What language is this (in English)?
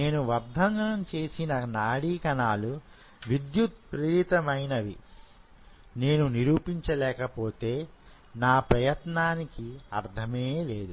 Telugu